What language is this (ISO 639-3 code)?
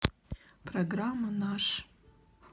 rus